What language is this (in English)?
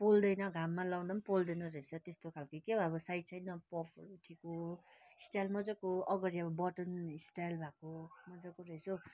Nepali